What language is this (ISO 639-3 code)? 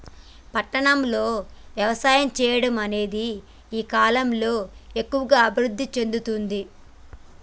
tel